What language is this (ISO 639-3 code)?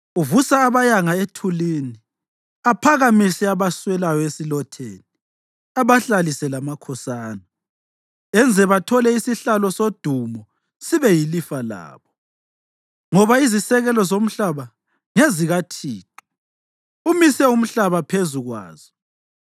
nde